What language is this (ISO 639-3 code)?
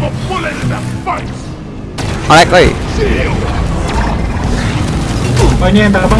ind